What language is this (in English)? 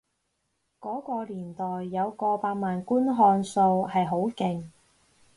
Cantonese